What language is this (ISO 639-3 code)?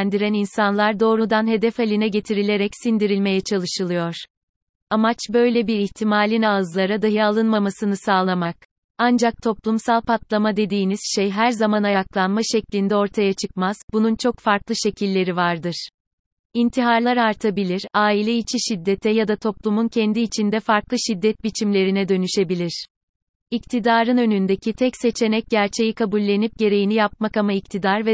tur